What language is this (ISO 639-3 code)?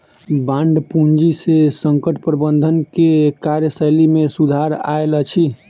mai